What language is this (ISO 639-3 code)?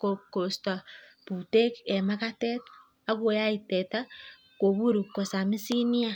kln